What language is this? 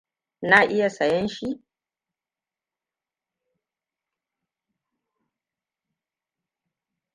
Hausa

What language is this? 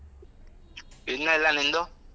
Kannada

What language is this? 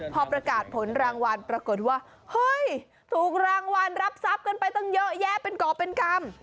Thai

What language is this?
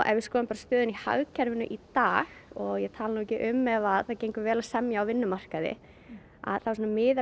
Icelandic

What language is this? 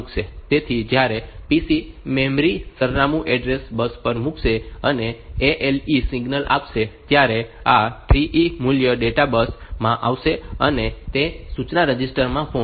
Gujarati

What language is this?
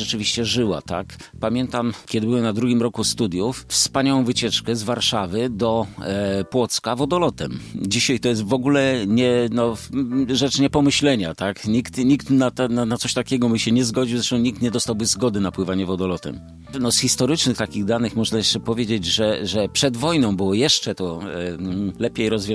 Polish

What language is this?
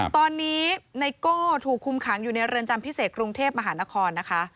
Thai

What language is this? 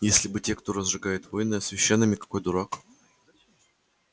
Russian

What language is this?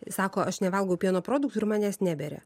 Lithuanian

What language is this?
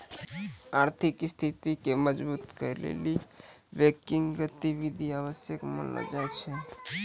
Maithili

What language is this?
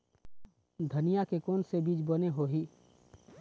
Chhattisgarhi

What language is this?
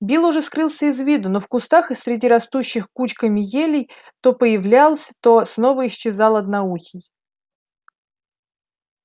Russian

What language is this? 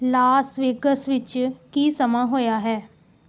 Punjabi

